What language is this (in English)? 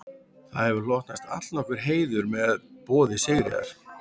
Icelandic